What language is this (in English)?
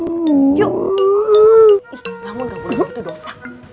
Indonesian